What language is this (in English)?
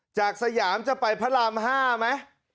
Thai